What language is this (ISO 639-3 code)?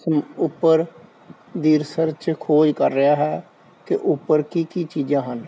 pan